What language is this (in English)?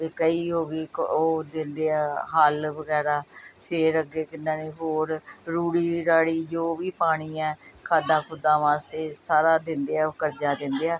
Punjabi